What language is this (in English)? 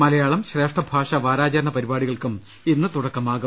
Malayalam